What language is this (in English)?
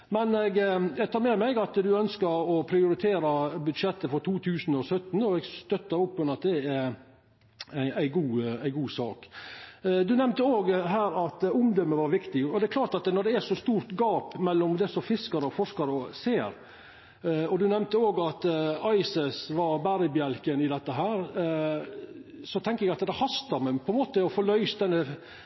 Norwegian Nynorsk